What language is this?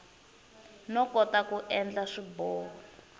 Tsonga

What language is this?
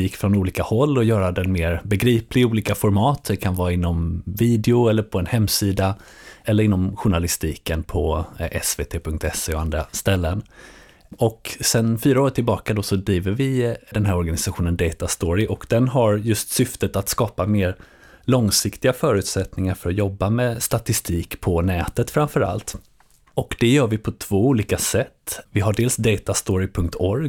Swedish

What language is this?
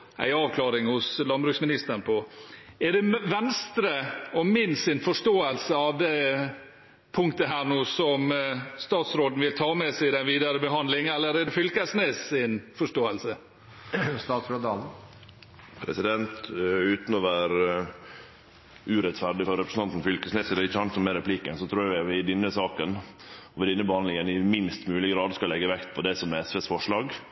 Norwegian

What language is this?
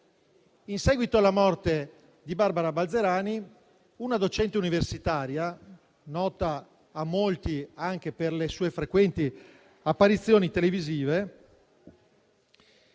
Italian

